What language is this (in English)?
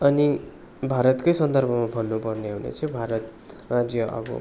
Nepali